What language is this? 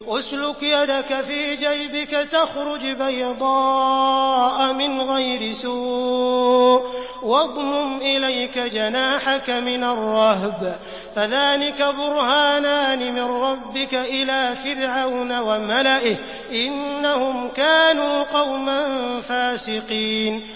Arabic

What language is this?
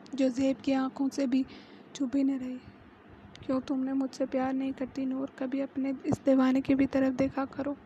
Urdu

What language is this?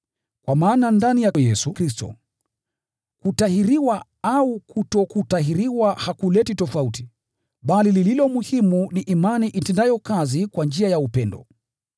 Swahili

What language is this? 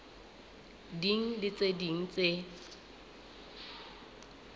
Southern Sotho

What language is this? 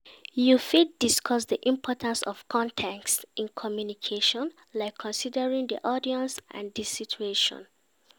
Nigerian Pidgin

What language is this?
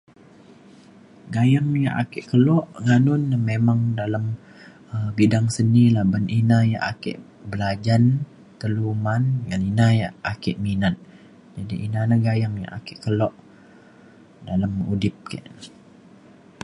Mainstream Kenyah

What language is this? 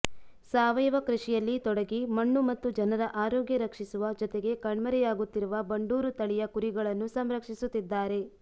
Kannada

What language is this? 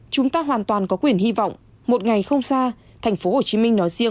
Vietnamese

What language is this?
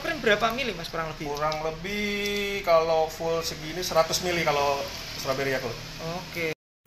Indonesian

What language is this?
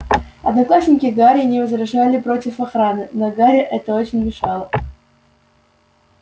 Russian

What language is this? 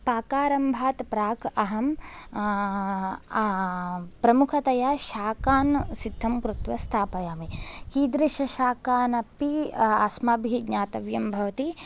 Sanskrit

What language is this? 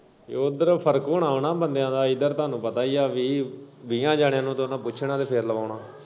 Punjabi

